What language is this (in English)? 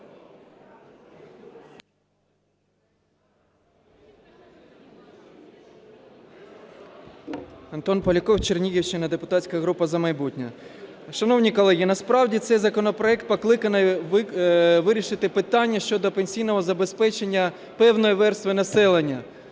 Ukrainian